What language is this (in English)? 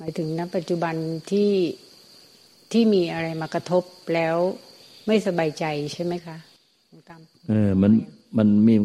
Thai